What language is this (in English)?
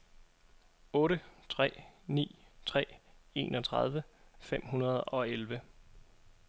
Danish